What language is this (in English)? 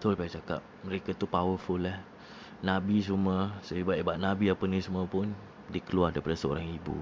Malay